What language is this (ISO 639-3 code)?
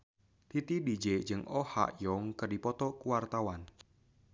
sun